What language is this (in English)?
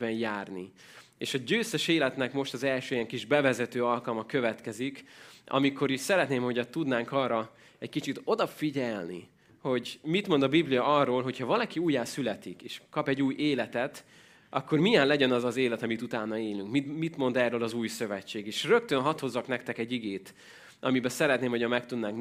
Hungarian